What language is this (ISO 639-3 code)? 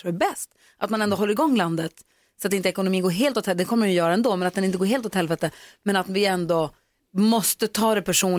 swe